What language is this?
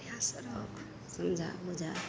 Maithili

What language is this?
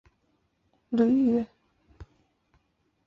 Chinese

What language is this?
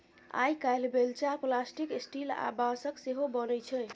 Maithili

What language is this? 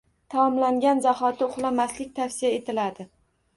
Uzbek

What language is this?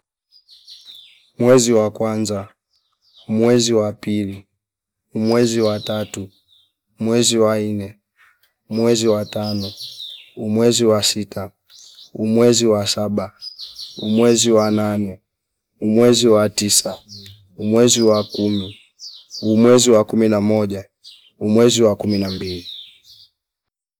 Fipa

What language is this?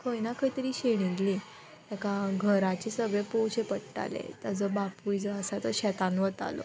Konkani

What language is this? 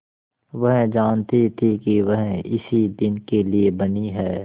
Hindi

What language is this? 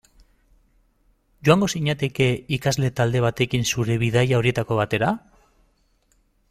Basque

